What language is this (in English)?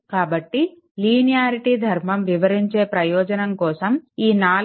Telugu